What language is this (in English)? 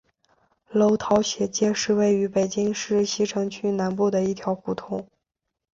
Chinese